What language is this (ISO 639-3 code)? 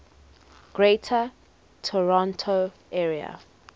eng